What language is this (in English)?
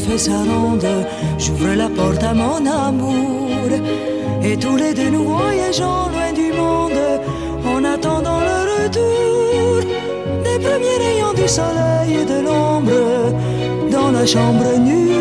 Russian